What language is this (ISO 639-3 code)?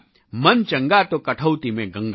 guj